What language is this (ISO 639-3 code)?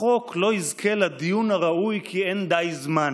heb